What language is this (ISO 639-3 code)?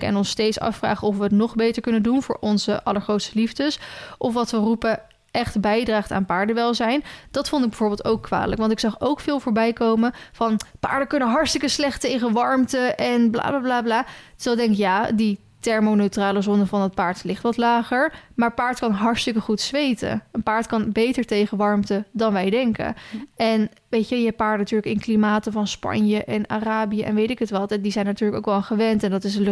nld